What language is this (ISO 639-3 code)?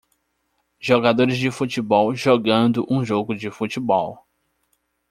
por